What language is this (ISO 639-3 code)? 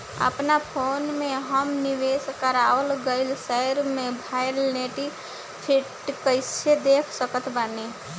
bho